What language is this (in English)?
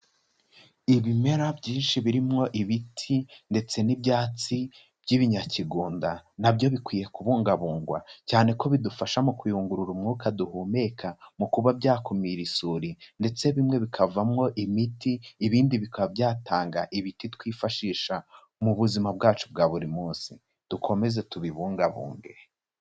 Kinyarwanda